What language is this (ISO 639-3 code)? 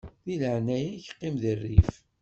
kab